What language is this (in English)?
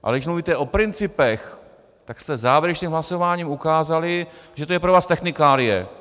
Czech